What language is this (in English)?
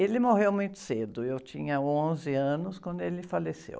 Portuguese